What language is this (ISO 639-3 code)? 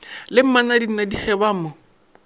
nso